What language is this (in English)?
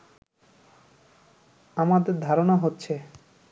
Bangla